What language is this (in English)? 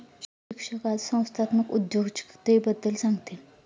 Marathi